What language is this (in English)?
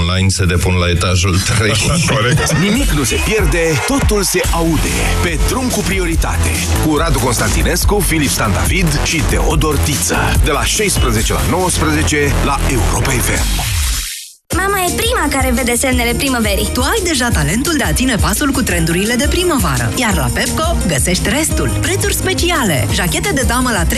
Romanian